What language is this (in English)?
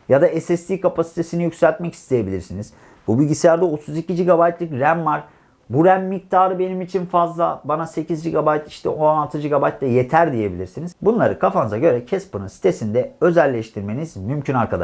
Turkish